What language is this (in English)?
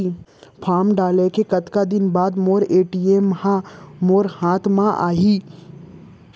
Chhattisgarhi